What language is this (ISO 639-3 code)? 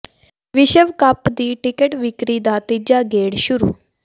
pan